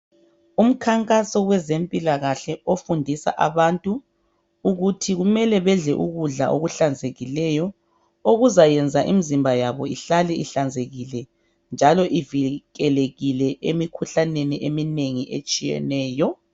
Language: North Ndebele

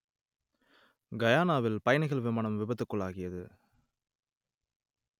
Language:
Tamil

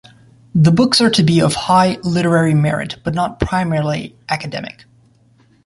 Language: English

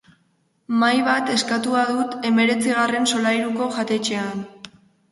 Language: Basque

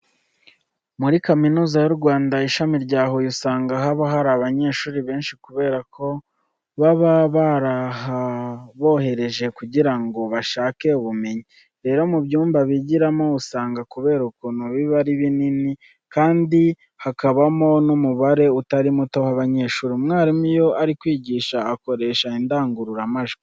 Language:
Kinyarwanda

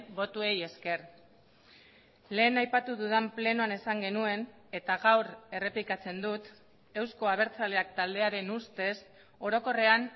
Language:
Basque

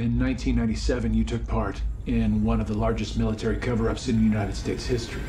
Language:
English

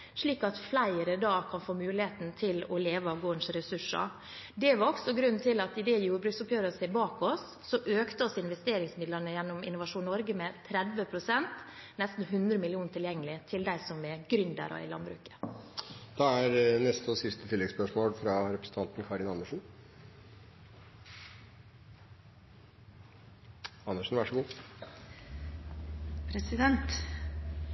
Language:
Norwegian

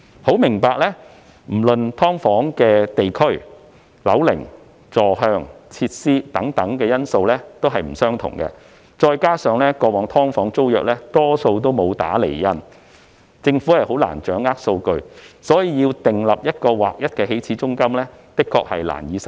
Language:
Cantonese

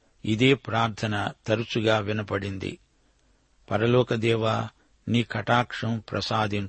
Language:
Telugu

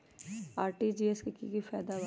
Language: Magahi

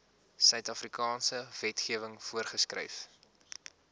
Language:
Afrikaans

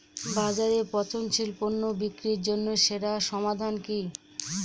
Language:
Bangla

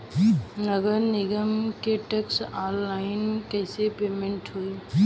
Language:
Bhojpuri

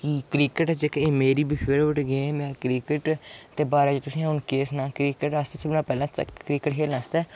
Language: Dogri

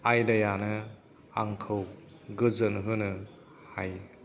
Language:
Bodo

